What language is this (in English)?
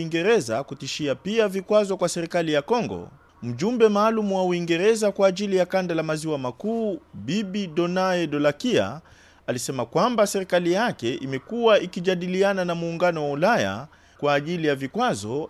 Swahili